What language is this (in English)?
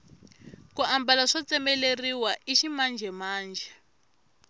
Tsonga